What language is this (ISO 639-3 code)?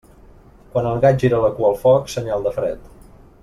cat